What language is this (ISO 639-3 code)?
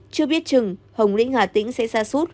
vie